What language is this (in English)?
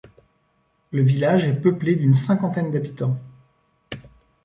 French